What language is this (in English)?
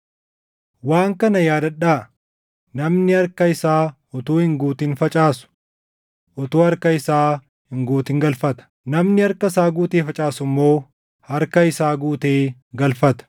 Oromo